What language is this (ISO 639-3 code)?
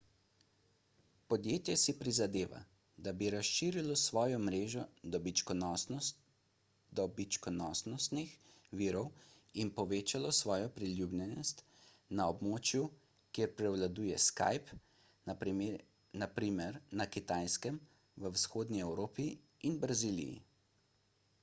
slv